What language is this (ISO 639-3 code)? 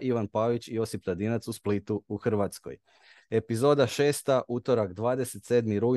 hrv